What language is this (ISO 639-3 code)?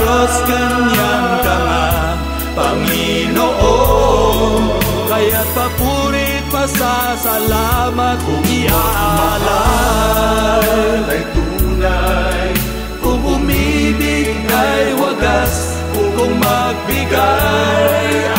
fil